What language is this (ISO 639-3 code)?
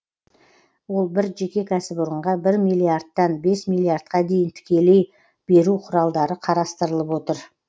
kaz